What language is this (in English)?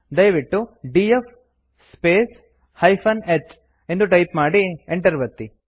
Kannada